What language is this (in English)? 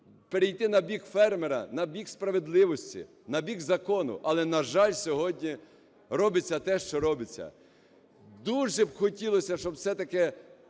Ukrainian